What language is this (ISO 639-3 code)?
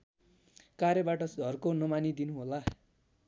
nep